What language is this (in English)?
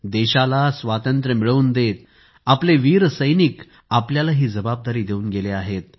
Marathi